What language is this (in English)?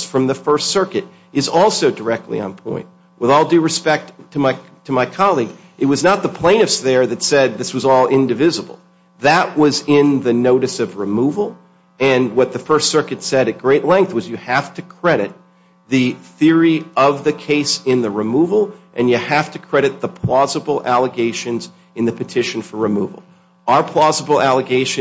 English